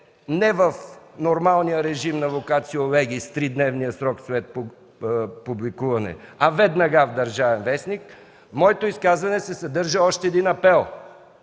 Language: Bulgarian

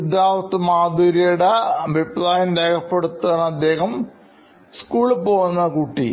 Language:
Malayalam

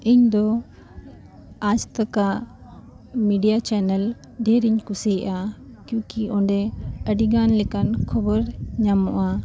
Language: Santali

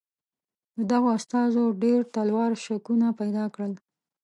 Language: Pashto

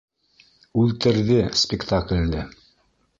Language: Bashkir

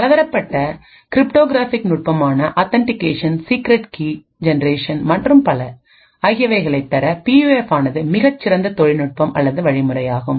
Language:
Tamil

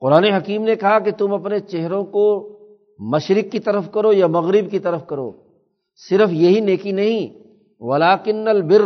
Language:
Urdu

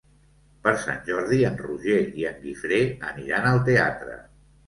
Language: Catalan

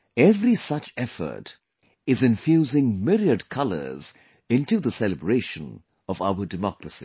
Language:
English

